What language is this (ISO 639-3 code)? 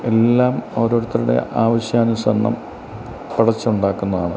mal